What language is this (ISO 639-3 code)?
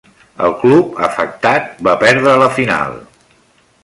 cat